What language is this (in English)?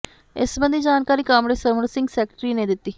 Punjabi